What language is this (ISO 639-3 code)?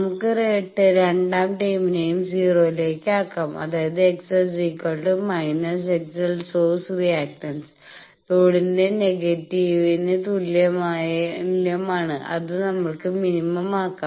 mal